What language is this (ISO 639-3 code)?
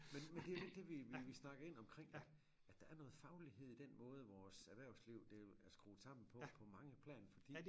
dan